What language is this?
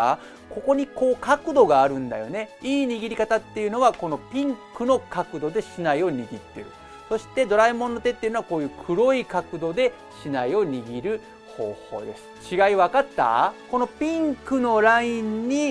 Japanese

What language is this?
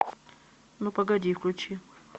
Russian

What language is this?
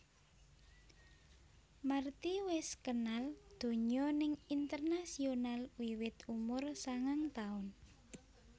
Javanese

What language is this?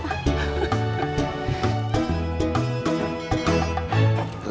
Indonesian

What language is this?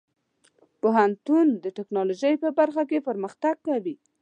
Pashto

